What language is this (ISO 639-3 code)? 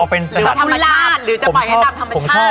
tha